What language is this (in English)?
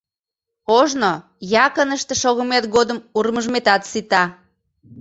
Mari